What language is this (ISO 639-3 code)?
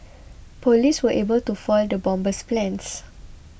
eng